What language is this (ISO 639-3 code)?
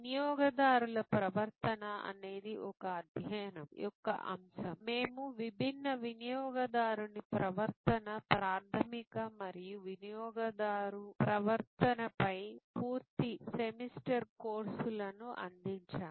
tel